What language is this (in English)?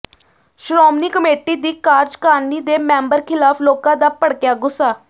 Punjabi